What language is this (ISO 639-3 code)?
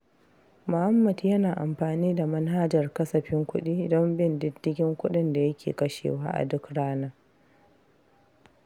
hau